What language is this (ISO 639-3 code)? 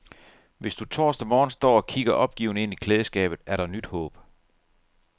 dan